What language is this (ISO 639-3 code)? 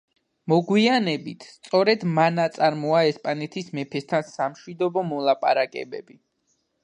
kat